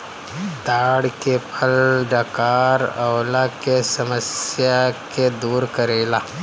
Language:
Bhojpuri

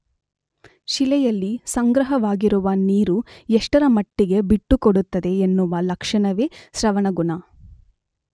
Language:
Kannada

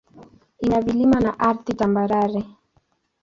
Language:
Swahili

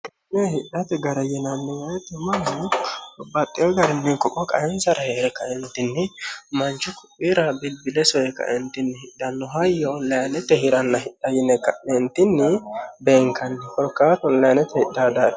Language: Sidamo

